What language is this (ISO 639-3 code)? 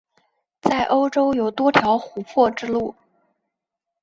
zho